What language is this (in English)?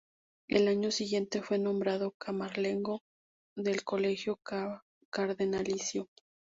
Spanish